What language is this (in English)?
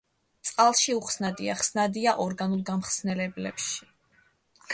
Georgian